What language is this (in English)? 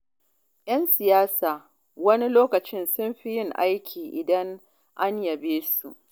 Hausa